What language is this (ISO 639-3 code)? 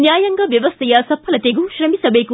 kan